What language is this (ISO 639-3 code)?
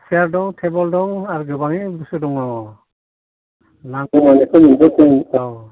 brx